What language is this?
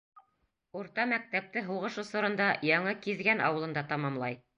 Bashkir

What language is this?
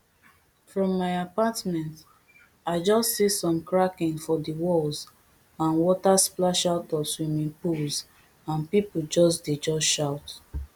Nigerian Pidgin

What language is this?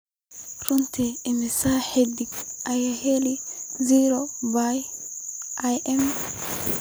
Somali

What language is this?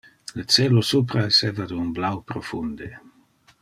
Interlingua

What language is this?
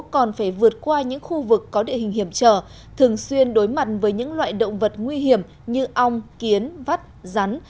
Vietnamese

